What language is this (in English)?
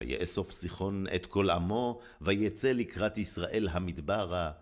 Hebrew